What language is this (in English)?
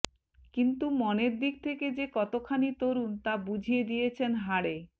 Bangla